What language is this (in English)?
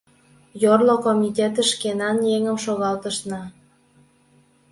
Mari